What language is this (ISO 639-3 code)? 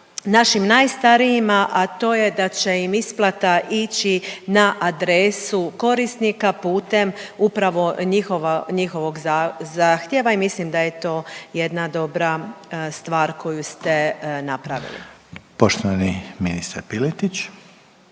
hrv